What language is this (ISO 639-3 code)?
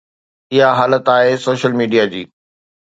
snd